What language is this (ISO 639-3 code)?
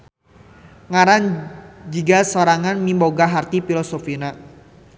sun